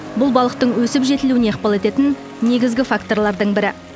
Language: Kazakh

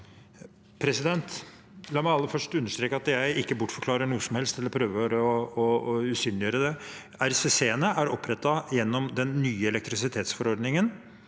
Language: Norwegian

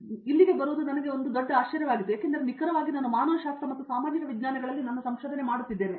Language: Kannada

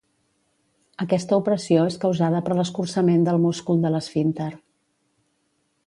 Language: Catalan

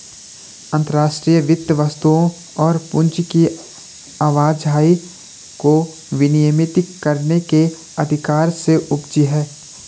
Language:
Hindi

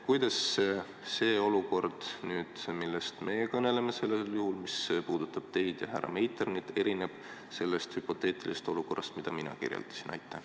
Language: Estonian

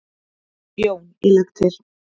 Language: Icelandic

